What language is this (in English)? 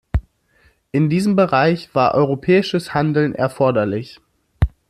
German